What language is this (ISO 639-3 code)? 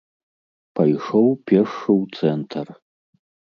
bel